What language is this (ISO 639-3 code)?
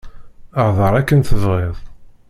kab